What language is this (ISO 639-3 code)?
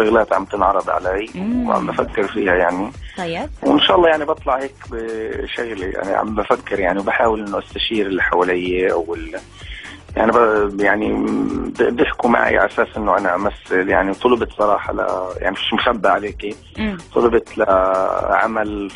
ara